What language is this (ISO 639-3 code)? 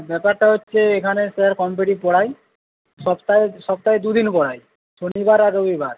ben